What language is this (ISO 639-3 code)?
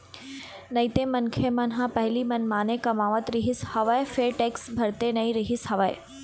hne